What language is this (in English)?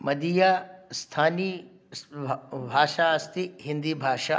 Sanskrit